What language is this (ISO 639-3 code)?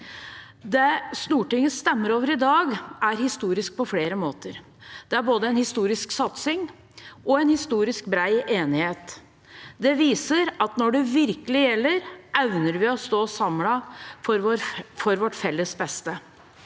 nor